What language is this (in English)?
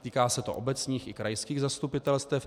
Czech